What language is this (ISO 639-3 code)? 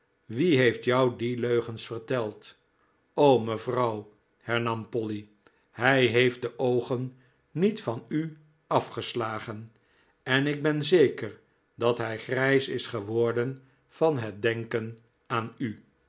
nld